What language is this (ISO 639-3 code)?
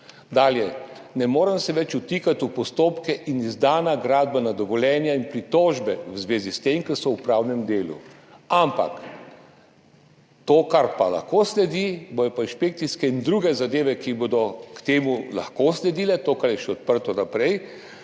slv